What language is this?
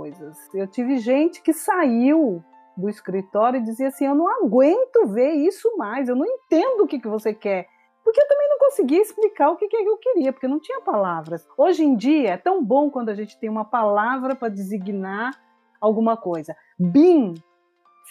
Portuguese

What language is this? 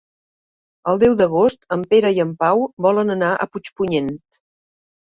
Catalan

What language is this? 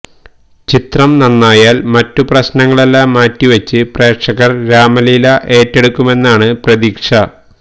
Malayalam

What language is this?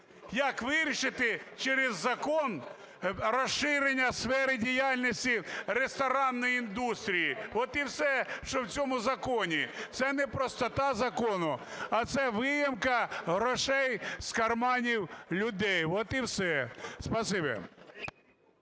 Ukrainian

